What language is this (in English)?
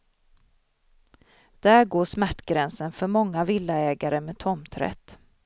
Swedish